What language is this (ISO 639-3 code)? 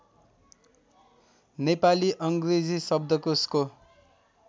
nep